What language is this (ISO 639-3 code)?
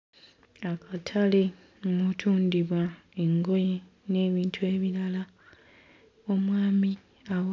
lug